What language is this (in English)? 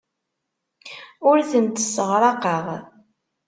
Kabyle